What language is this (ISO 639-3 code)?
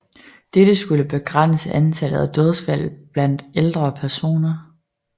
dan